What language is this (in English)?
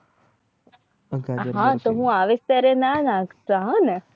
Gujarati